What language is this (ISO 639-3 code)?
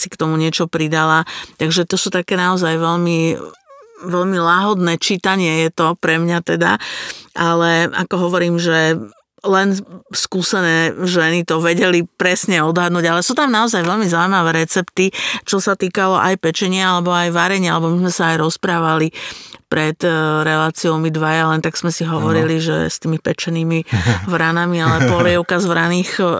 slk